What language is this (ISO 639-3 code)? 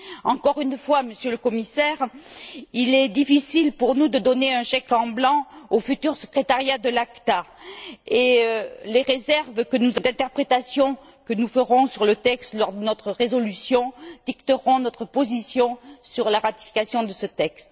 fra